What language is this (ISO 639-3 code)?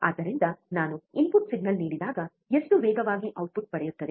kan